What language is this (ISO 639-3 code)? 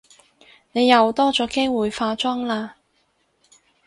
yue